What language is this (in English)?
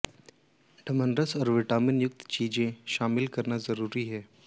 Hindi